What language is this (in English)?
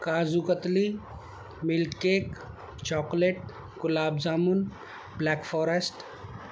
Urdu